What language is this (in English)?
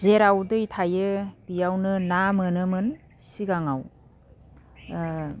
Bodo